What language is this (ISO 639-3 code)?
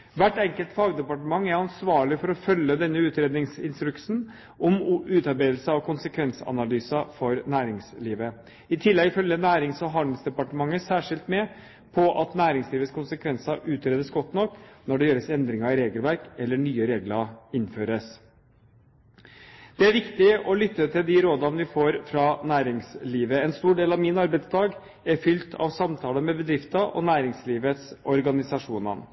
nob